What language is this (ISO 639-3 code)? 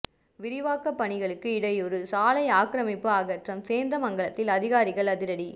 tam